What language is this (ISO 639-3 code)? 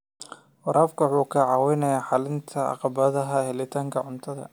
som